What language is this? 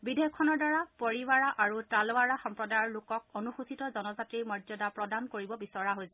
Assamese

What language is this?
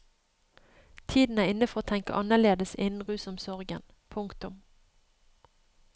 Norwegian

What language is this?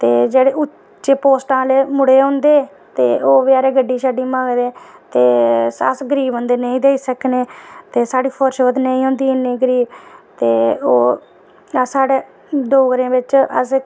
Dogri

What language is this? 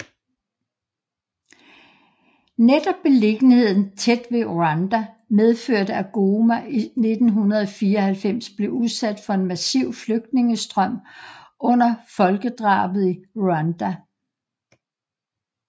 Danish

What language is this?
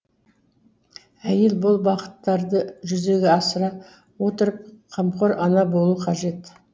Kazakh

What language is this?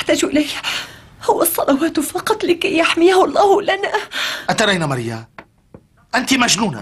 Arabic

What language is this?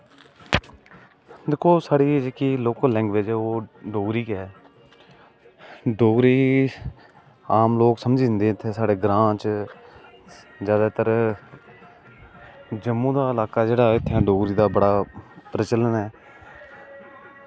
Dogri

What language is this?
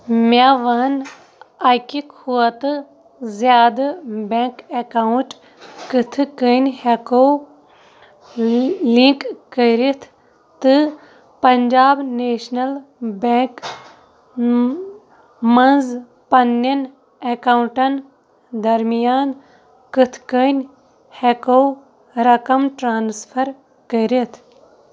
Kashmiri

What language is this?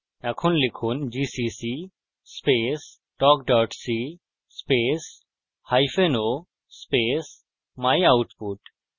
Bangla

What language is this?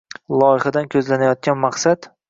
Uzbek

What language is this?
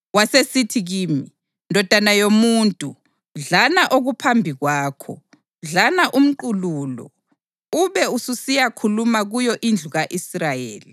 North Ndebele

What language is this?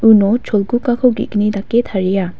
Garo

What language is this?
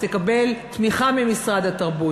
Hebrew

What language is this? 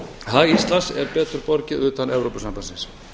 Icelandic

